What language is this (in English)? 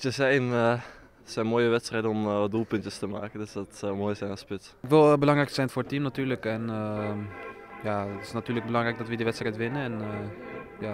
Dutch